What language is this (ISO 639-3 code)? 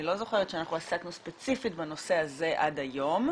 heb